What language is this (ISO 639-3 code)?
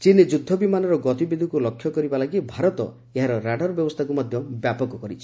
ori